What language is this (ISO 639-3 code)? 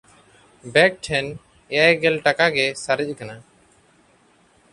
sat